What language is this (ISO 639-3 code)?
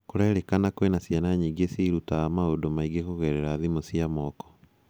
kik